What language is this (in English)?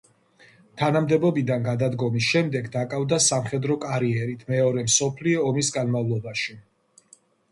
Georgian